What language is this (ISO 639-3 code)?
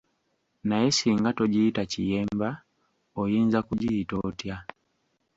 lug